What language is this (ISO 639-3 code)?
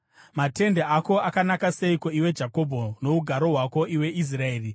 sna